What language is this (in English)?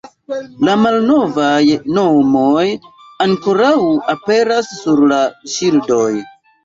Esperanto